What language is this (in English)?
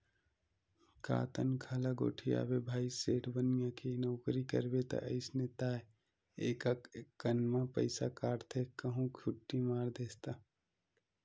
Chhattisgarhi